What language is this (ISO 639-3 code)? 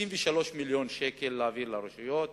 heb